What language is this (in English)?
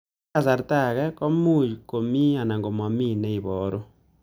Kalenjin